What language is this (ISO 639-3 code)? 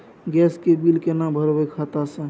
mai